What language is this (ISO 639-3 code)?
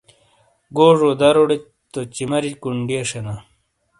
scl